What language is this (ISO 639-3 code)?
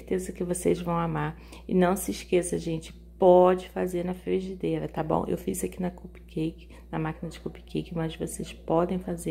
por